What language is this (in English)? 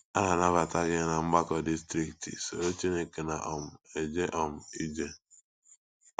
Igbo